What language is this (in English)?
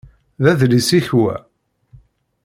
Kabyle